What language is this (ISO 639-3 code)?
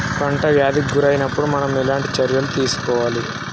tel